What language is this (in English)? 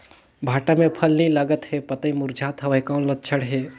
Chhattisgarhi